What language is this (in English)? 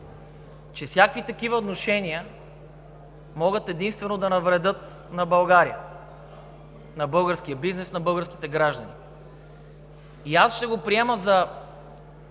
Bulgarian